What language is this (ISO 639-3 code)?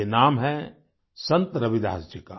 hin